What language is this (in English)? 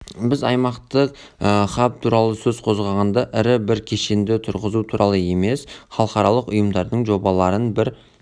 Kazakh